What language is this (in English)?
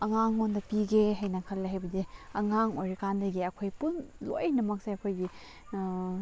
Manipuri